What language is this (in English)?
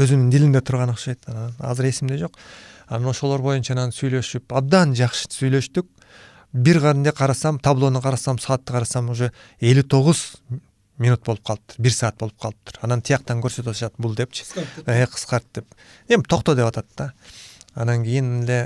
Turkish